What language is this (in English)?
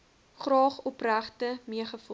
Afrikaans